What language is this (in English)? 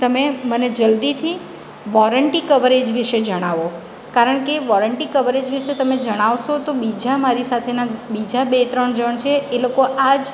Gujarati